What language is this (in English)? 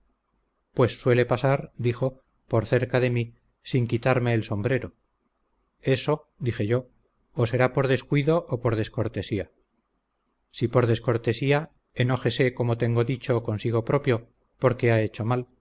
Spanish